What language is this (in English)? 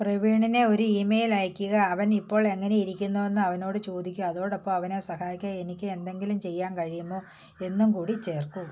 Malayalam